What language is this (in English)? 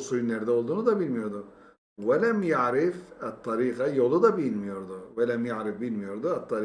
Turkish